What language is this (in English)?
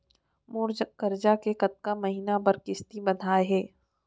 Chhattisgarhi